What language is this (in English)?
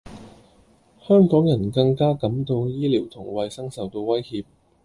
Cantonese